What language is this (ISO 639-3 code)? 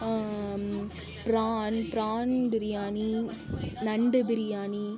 tam